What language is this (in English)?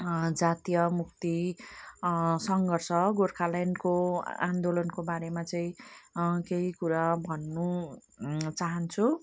Nepali